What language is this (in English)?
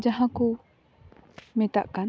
Santali